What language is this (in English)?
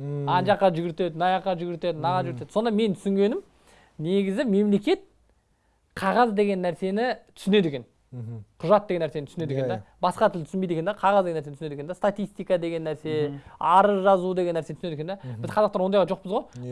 Turkish